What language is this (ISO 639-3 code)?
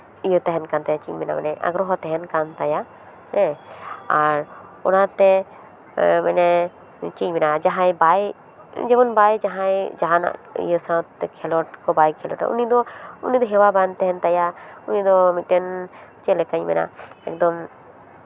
sat